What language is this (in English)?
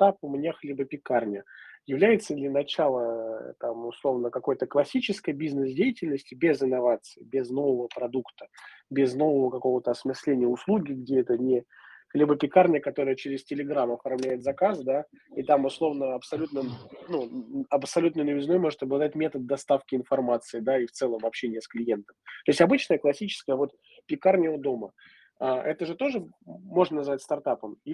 Russian